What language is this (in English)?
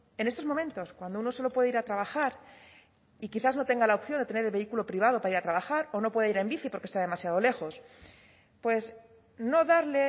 Spanish